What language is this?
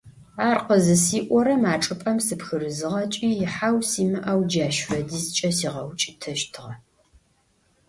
Adyghe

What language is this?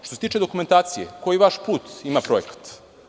Serbian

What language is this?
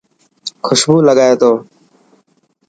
Dhatki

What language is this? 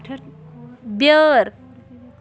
Kashmiri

